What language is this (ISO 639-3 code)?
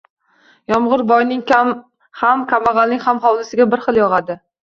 uzb